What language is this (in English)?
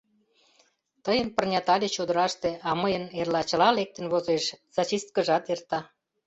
Mari